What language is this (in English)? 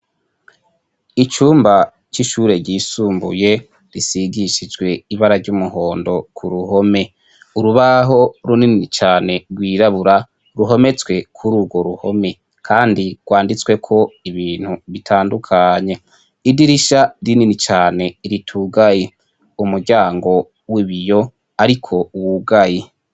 Rundi